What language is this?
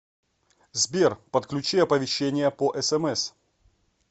Russian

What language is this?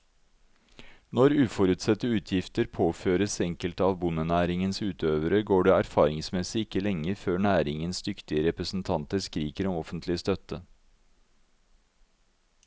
Norwegian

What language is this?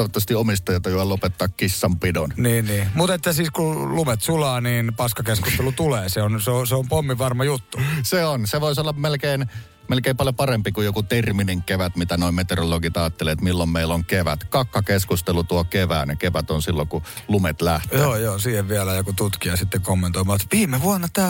Finnish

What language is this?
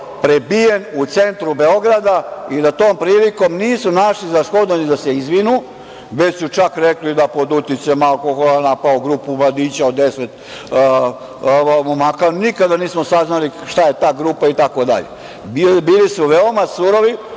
Serbian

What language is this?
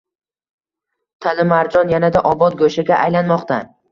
Uzbek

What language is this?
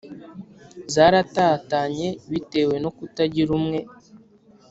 Kinyarwanda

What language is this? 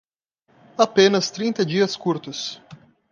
Portuguese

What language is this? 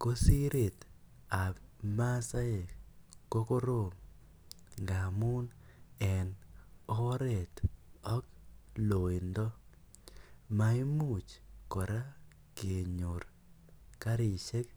Kalenjin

